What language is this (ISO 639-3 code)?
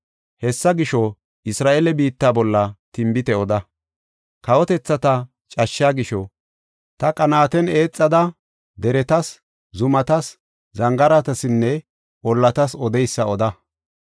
gof